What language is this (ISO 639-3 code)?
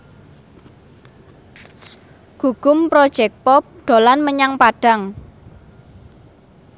jav